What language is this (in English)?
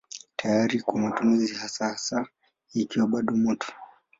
Swahili